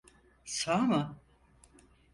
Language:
Turkish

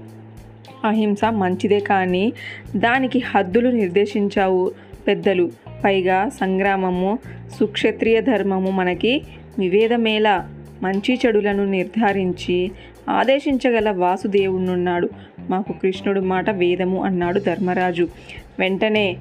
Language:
Telugu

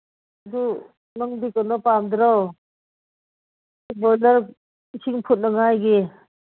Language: Manipuri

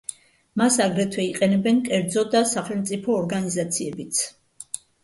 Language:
Georgian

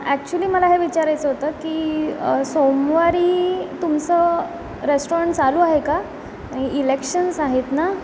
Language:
Marathi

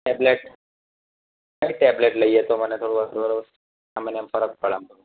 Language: Gujarati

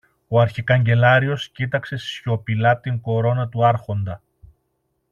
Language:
Greek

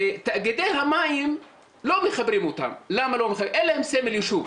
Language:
Hebrew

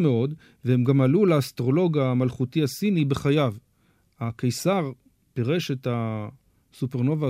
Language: Hebrew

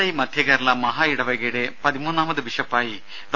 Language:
Malayalam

